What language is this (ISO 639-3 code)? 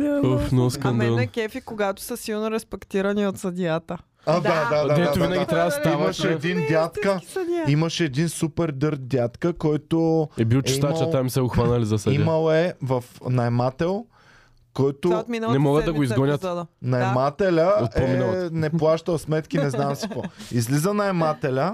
bul